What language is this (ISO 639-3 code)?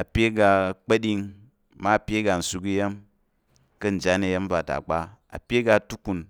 yer